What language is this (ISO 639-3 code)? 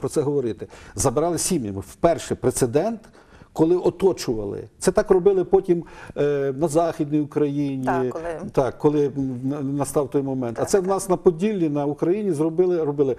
ukr